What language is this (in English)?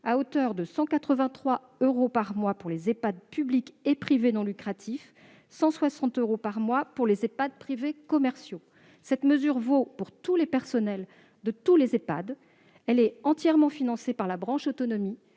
French